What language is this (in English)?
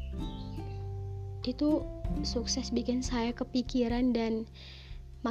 Indonesian